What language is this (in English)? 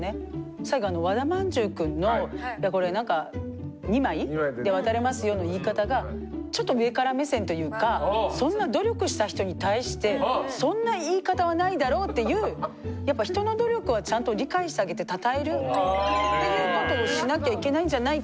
Japanese